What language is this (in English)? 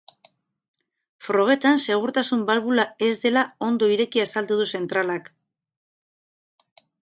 Basque